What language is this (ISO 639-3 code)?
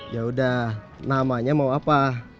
ind